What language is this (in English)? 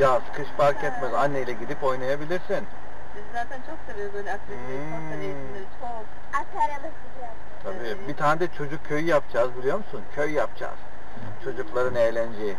Turkish